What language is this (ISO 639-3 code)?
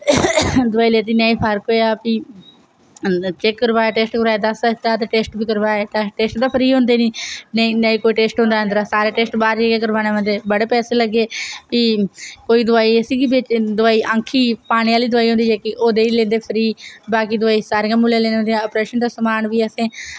doi